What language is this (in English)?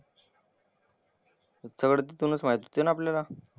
Marathi